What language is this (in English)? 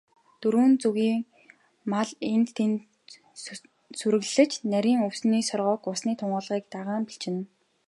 Mongolian